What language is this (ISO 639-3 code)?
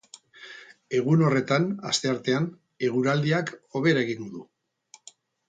eus